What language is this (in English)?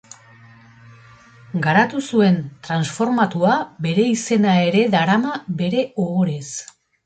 Basque